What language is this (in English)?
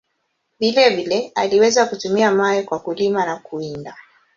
Swahili